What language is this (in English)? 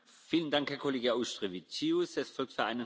German